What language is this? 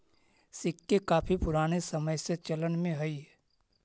Magahi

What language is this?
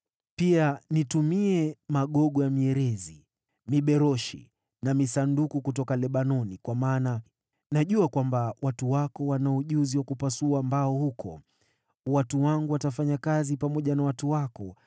Swahili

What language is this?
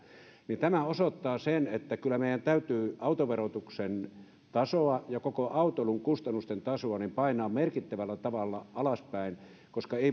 Finnish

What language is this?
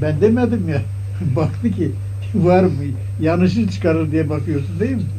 Turkish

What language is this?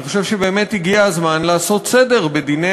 Hebrew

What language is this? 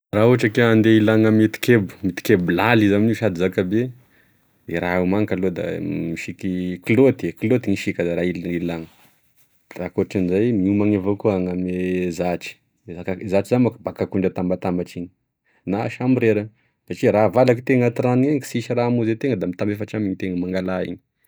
Tesaka Malagasy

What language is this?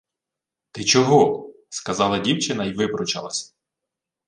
Ukrainian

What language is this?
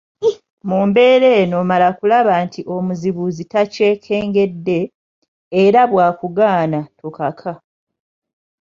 Ganda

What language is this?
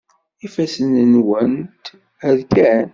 Kabyle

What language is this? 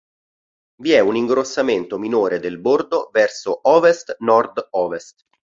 Italian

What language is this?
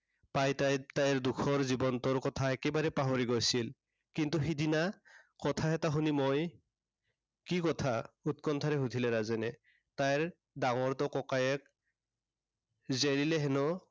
Assamese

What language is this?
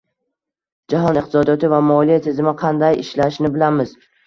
Uzbek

